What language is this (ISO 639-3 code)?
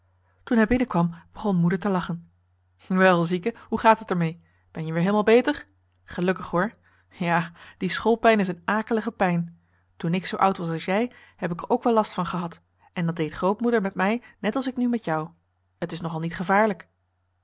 nld